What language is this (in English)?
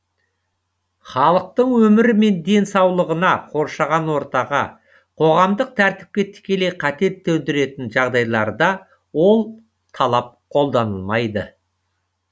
Kazakh